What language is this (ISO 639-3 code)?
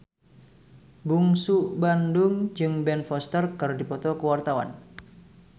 sun